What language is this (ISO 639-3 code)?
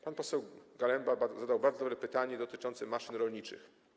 pol